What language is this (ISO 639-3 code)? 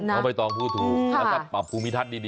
tha